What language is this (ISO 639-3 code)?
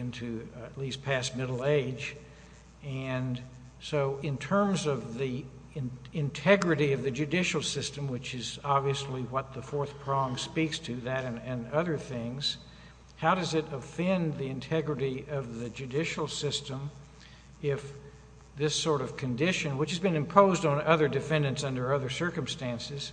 eng